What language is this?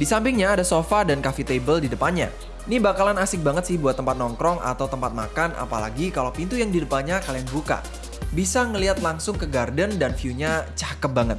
Indonesian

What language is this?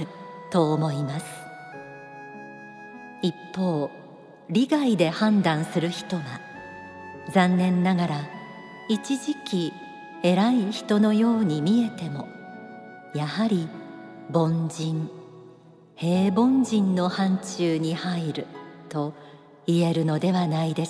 Japanese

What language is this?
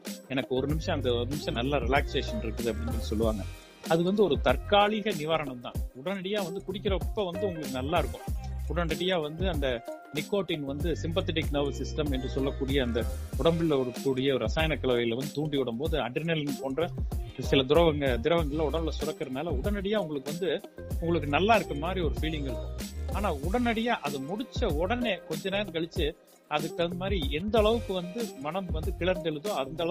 Tamil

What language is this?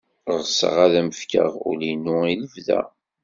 Kabyle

